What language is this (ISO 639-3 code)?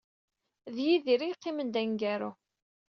kab